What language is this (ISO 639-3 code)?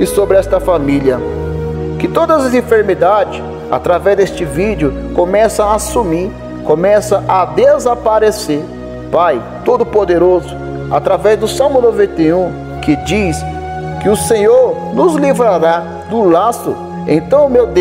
por